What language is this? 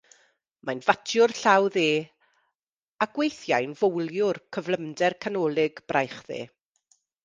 Welsh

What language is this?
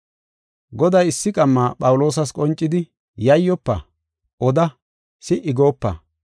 Gofa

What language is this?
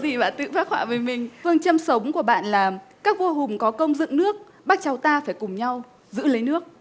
Vietnamese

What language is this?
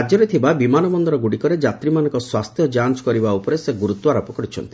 Odia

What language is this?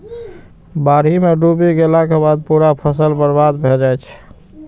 Maithili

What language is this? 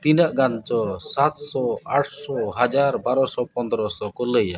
Santali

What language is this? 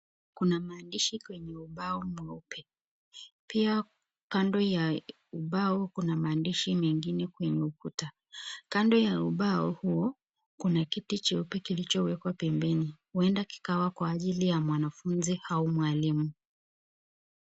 Swahili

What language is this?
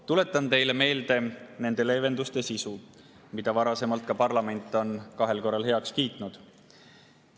Estonian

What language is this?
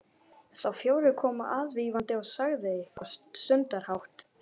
Icelandic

